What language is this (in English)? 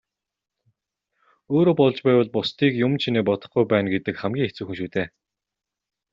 Mongolian